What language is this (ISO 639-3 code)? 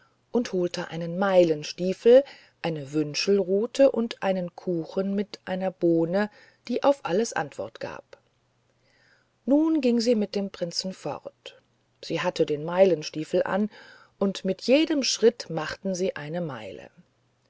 deu